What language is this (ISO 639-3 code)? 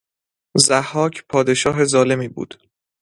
fas